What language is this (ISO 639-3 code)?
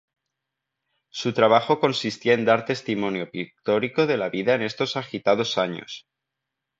spa